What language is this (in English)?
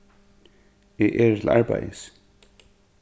Faroese